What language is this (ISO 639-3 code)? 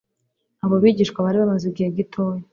kin